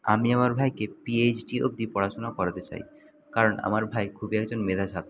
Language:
Bangla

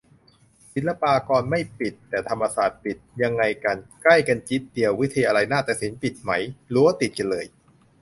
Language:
Thai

